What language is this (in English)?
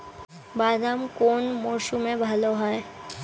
Bangla